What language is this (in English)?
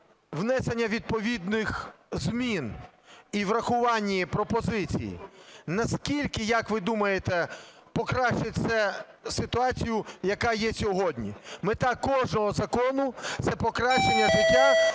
Ukrainian